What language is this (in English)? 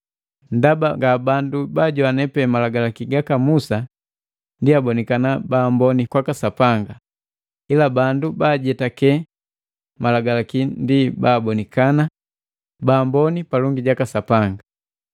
Matengo